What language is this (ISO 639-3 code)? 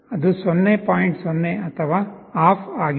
kan